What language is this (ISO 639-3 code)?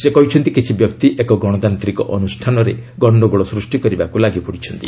ori